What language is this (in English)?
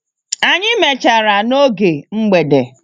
Igbo